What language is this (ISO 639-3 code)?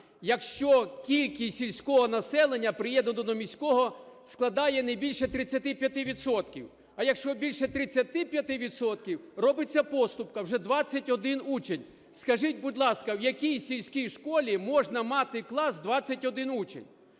ukr